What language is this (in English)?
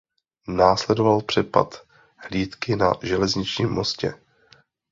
Czech